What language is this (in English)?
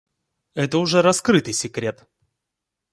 Russian